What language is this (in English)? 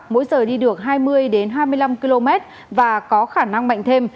Vietnamese